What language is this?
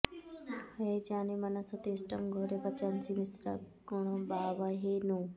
Sanskrit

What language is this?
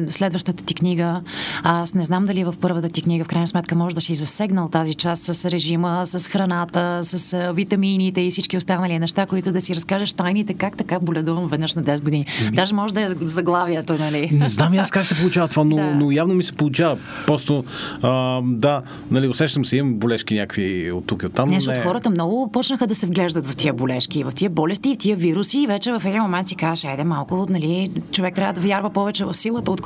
Bulgarian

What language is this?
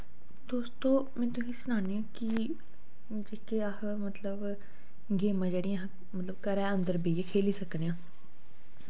Dogri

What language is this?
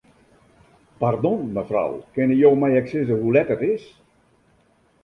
Western Frisian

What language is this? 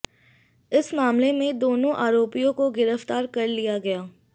Hindi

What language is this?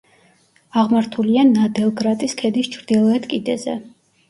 Georgian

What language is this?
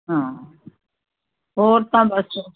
Punjabi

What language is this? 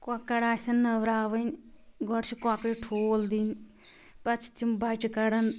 Kashmiri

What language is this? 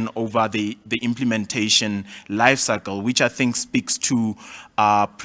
English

